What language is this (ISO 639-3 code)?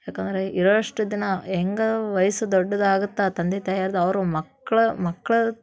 kan